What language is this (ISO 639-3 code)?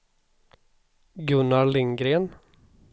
swe